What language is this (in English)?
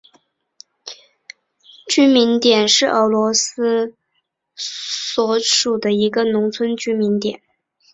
Chinese